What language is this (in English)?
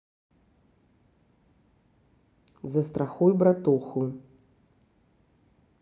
Russian